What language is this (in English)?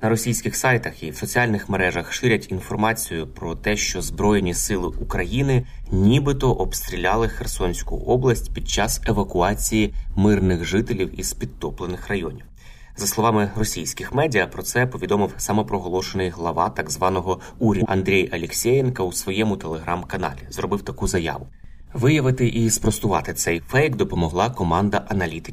Ukrainian